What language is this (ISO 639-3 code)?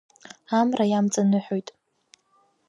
abk